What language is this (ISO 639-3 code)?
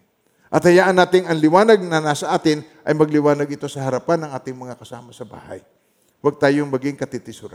fil